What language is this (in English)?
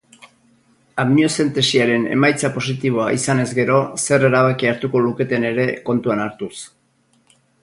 Basque